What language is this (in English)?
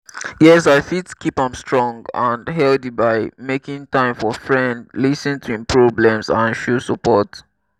Nigerian Pidgin